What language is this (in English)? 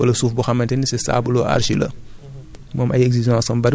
Wolof